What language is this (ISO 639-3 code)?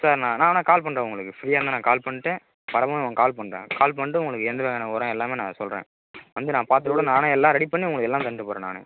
tam